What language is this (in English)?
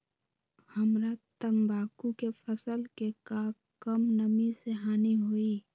Magahi